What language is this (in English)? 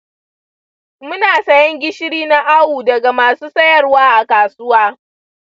Hausa